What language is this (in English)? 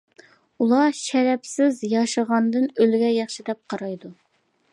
Uyghur